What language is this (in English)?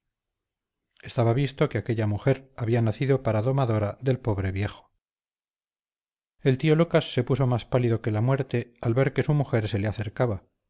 Spanish